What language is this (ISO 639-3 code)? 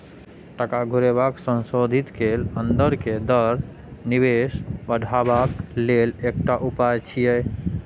mai